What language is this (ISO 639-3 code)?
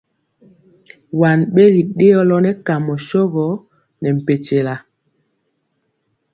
mcx